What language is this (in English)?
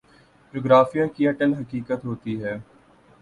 Urdu